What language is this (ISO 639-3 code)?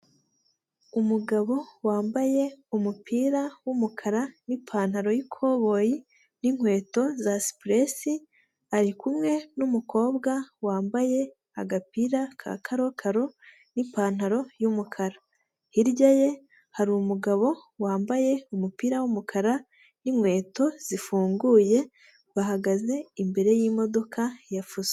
kin